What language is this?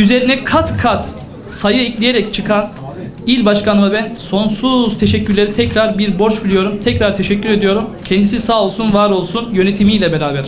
Turkish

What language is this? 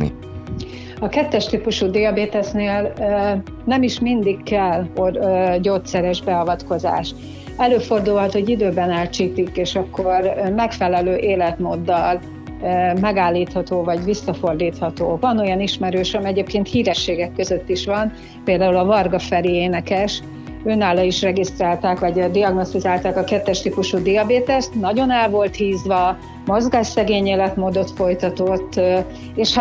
Hungarian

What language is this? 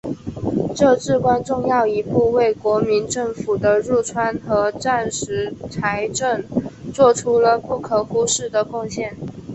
Chinese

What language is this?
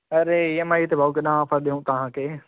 Sindhi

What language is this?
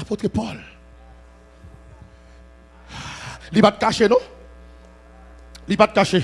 French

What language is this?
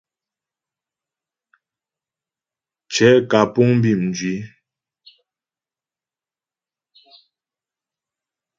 Ghomala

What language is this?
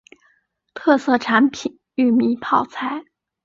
Chinese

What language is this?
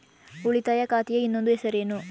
Kannada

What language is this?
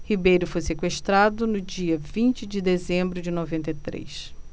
Portuguese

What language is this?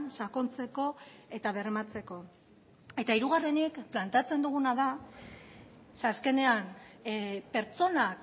Basque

